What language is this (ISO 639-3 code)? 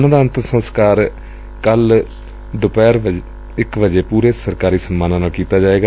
pan